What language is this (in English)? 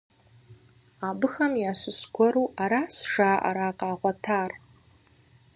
Kabardian